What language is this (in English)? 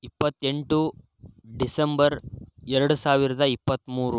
Kannada